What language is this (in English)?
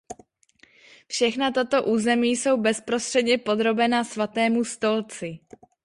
Czech